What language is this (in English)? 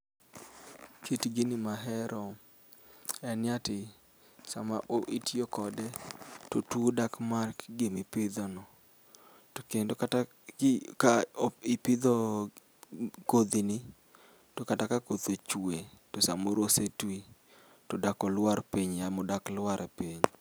Luo (Kenya and Tanzania)